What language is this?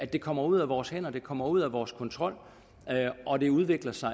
Danish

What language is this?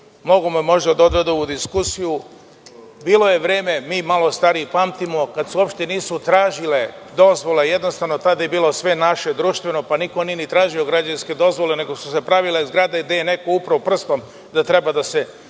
Serbian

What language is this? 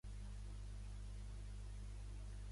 Catalan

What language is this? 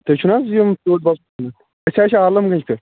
Kashmiri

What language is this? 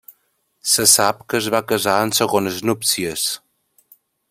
Catalan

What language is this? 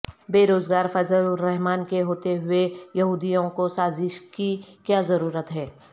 Urdu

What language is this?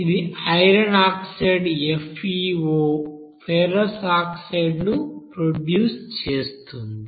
Telugu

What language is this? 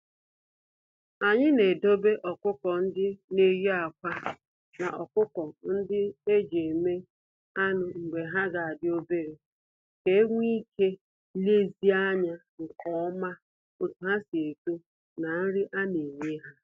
Igbo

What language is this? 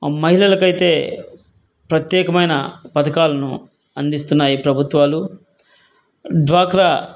Telugu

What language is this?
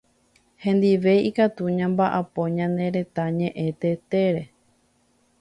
Guarani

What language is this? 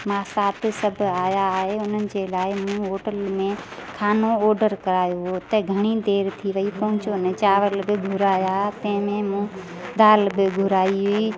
Sindhi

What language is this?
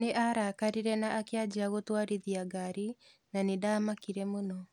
Kikuyu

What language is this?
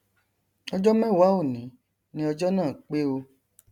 Yoruba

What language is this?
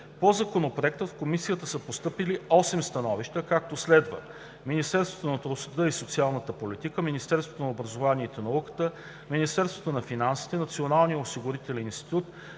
Bulgarian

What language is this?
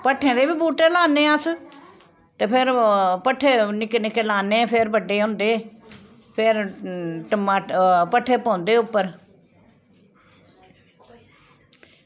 Dogri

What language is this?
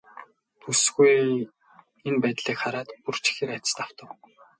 Mongolian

